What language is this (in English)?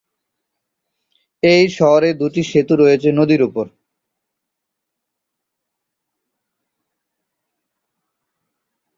Bangla